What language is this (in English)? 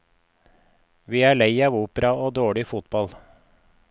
Norwegian